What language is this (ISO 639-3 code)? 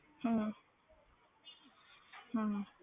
pan